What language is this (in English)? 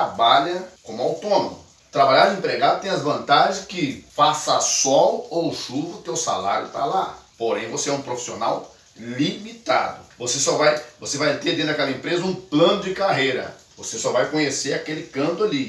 Portuguese